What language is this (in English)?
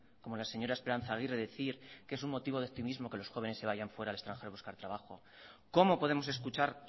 Spanish